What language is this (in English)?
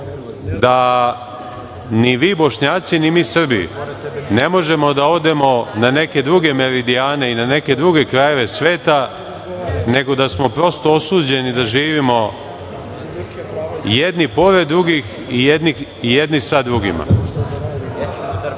Serbian